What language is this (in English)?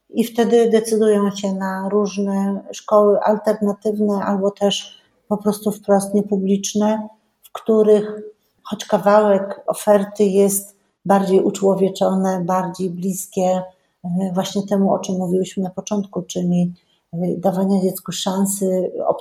Polish